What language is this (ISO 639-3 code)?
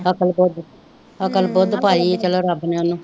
pan